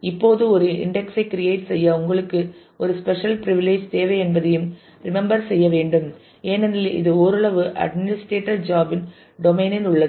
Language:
Tamil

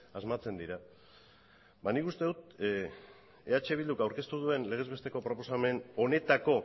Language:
Basque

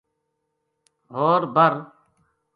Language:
Gujari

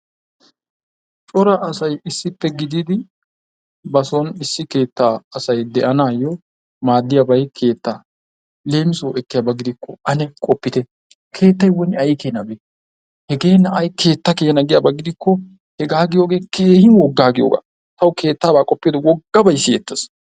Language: Wolaytta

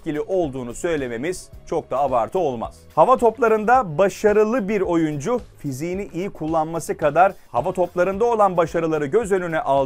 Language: Turkish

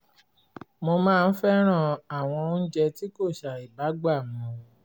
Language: Yoruba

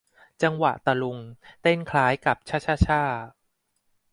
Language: Thai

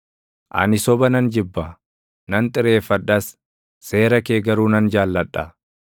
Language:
Oromo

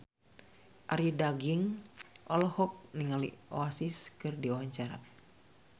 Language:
Sundanese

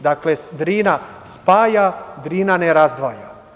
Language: Serbian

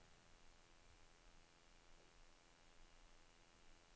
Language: Swedish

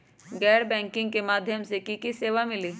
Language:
Magahi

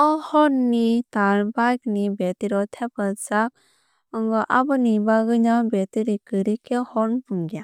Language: Kok Borok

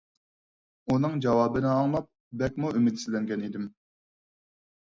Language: Uyghur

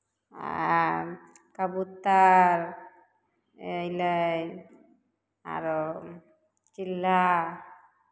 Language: Maithili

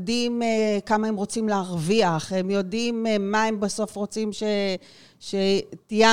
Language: Hebrew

